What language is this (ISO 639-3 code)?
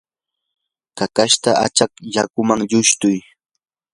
qur